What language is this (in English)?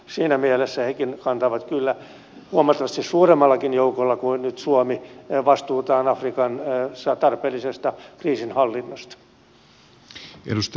Finnish